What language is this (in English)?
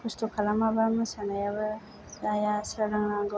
Bodo